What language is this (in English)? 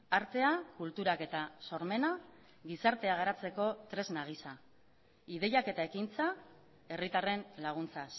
Basque